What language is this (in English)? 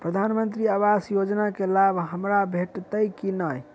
Maithili